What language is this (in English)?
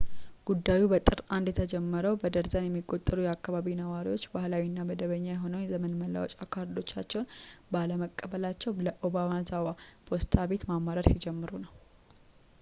Amharic